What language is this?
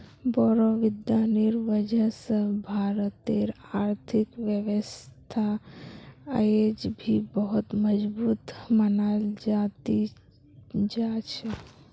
Magahi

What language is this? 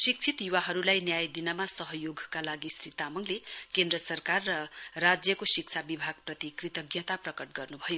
Nepali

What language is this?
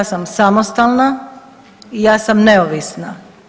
Croatian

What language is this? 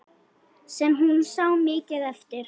Icelandic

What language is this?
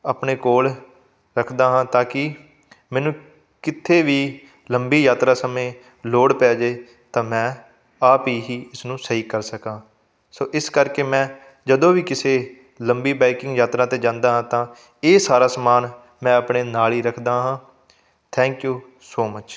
Punjabi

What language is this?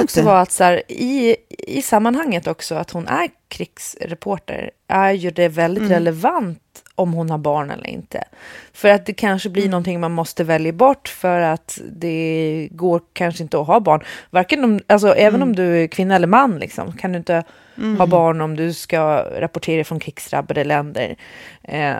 Swedish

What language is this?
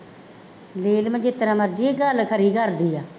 Punjabi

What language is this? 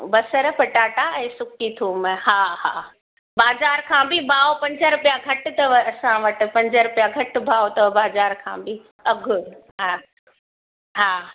Sindhi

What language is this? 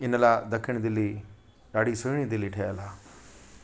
Sindhi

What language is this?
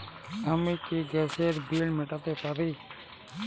Bangla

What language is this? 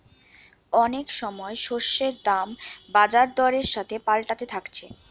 Bangla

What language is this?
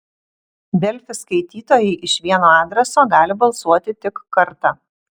Lithuanian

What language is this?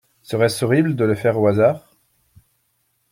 French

